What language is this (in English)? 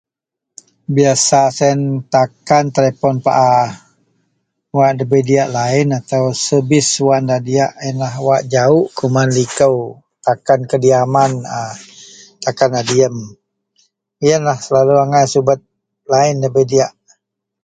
Central Melanau